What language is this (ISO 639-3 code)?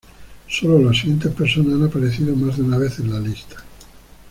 spa